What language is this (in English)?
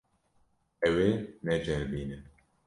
Kurdish